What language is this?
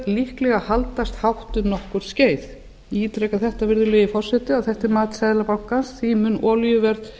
Icelandic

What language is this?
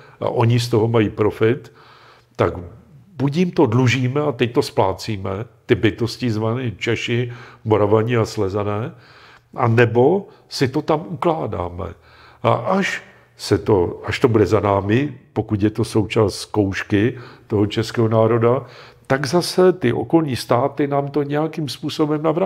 Czech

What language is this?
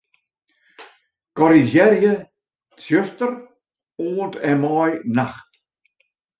Western Frisian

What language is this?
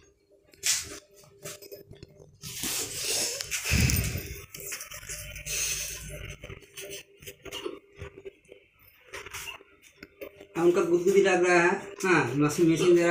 Hindi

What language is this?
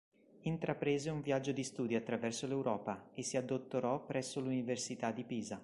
Italian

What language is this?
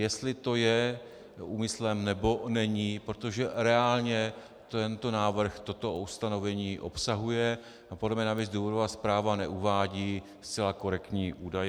Czech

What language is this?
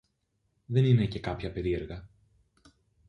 Greek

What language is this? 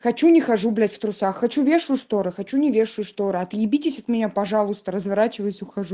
Russian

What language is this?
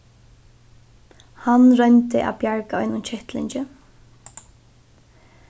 Faroese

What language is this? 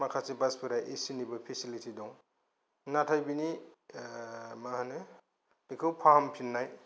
Bodo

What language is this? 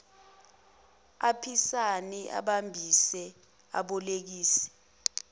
Zulu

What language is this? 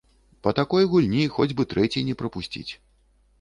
Belarusian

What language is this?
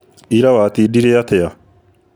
Kikuyu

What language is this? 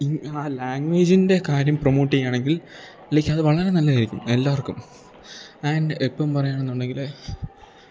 Malayalam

